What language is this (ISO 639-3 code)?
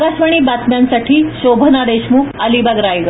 mar